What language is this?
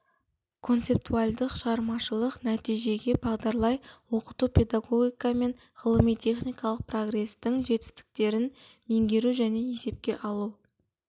Kazakh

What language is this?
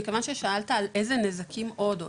Hebrew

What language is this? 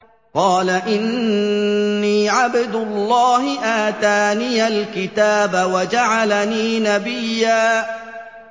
Arabic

